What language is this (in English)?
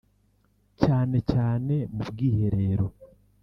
Kinyarwanda